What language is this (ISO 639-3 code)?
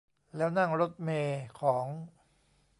tha